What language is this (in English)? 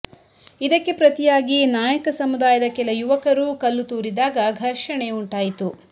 Kannada